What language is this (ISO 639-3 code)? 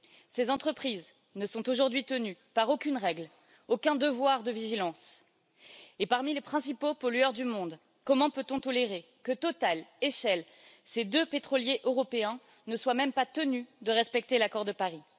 fra